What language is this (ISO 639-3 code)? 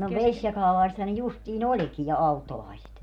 fin